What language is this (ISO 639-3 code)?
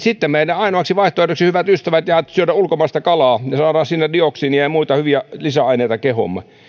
fin